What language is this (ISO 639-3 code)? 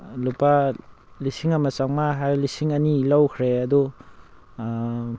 mni